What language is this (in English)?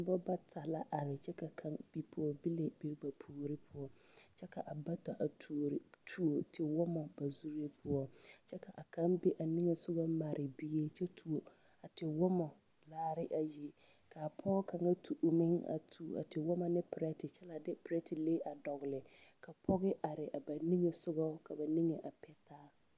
Southern Dagaare